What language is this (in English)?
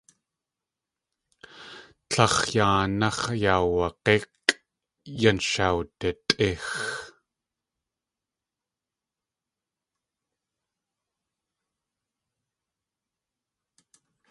Tlingit